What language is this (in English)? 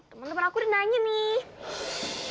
Indonesian